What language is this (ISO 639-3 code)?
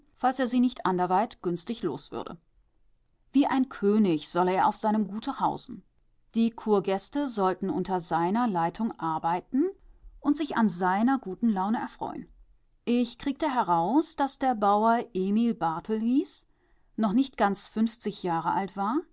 deu